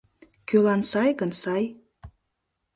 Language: Mari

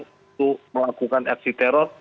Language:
Indonesian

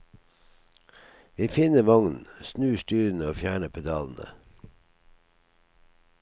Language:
Norwegian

